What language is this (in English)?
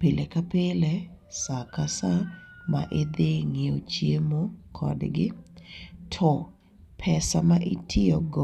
Luo (Kenya and Tanzania)